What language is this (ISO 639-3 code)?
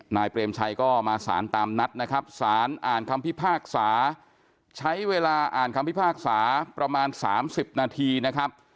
tha